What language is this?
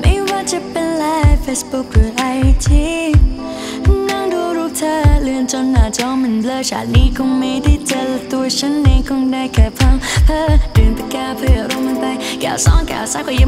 Spanish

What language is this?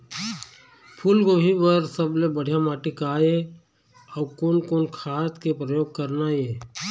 Chhattisgarhi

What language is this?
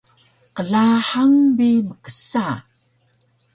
Taroko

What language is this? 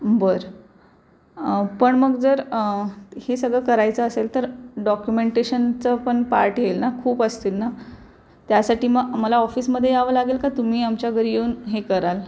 Marathi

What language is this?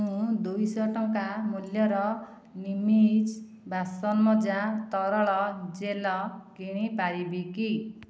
Odia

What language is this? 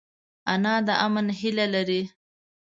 Pashto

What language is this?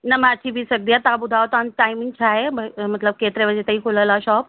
Sindhi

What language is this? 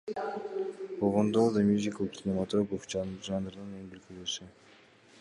Kyrgyz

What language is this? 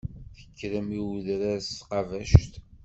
Kabyle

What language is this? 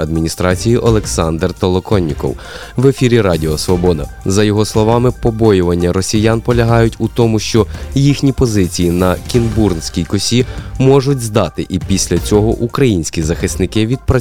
Ukrainian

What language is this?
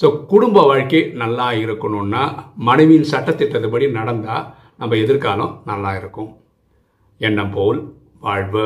Tamil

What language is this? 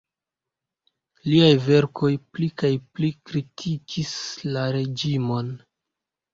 Esperanto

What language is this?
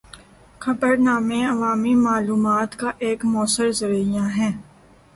Urdu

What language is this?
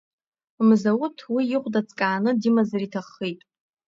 Abkhazian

